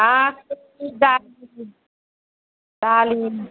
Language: Bodo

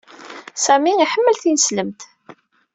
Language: Kabyle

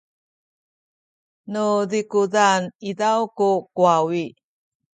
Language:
Sakizaya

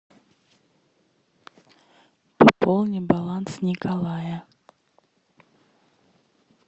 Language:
Russian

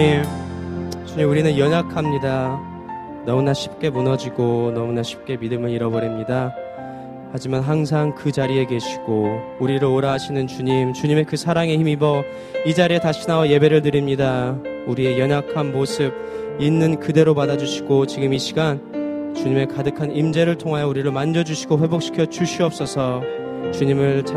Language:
Korean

